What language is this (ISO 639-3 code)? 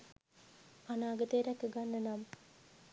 sin